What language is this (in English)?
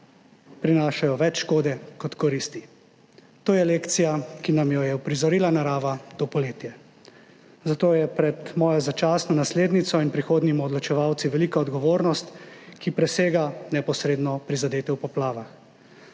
Slovenian